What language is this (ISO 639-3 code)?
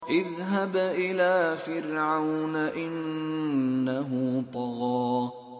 ara